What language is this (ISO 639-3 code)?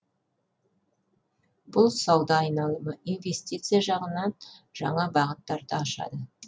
kaz